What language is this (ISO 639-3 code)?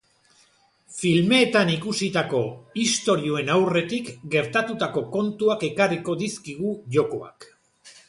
eus